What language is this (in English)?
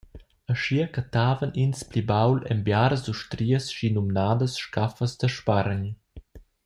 Romansh